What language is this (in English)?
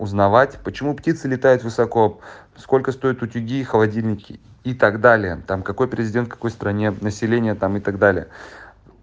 Russian